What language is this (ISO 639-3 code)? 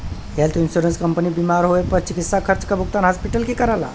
bho